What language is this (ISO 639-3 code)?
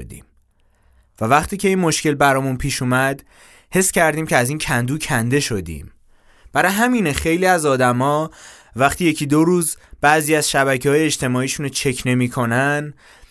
fas